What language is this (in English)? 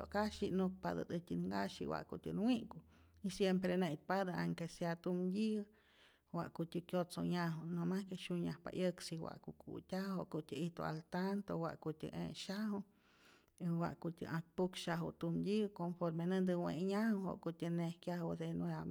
Rayón Zoque